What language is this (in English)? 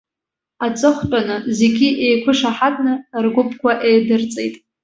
Abkhazian